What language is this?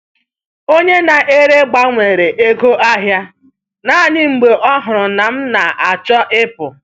Igbo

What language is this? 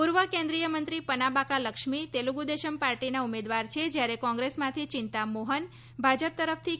Gujarati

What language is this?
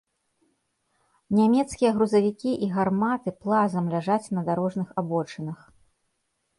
Belarusian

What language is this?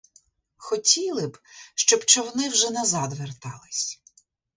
Ukrainian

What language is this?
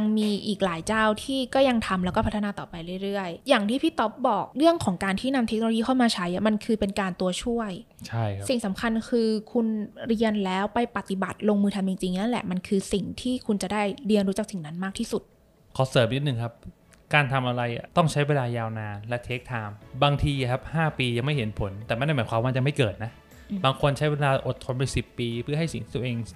Thai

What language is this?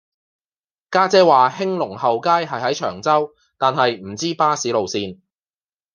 Cantonese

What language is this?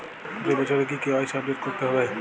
Bangla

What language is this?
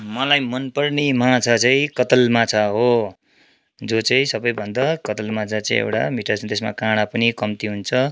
Nepali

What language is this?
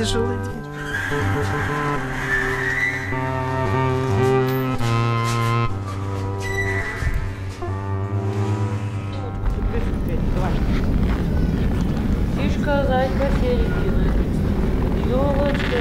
Russian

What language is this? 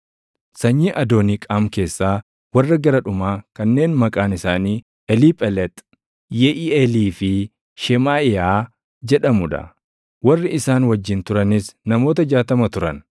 Oromo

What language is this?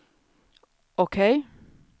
Swedish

